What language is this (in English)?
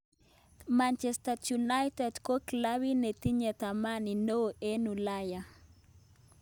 Kalenjin